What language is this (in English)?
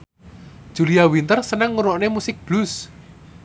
Javanese